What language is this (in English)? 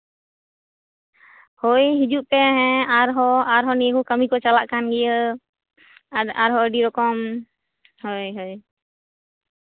Santali